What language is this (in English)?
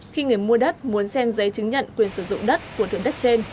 Vietnamese